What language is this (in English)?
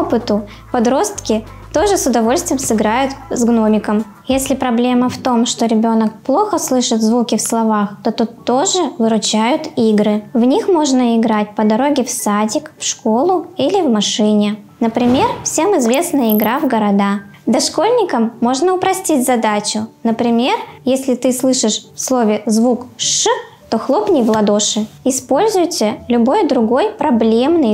Russian